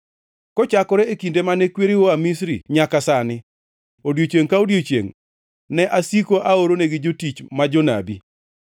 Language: Luo (Kenya and Tanzania)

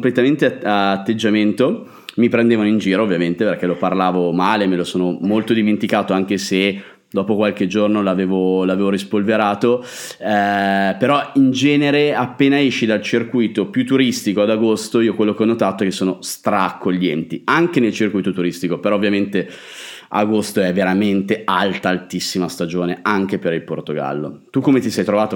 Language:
Italian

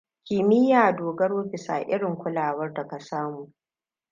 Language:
Hausa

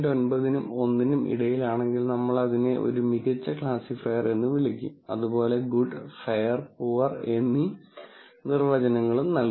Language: Malayalam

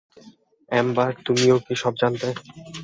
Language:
Bangla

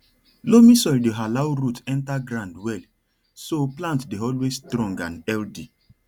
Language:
Nigerian Pidgin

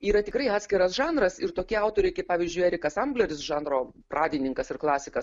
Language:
Lithuanian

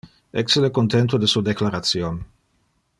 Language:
Interlingua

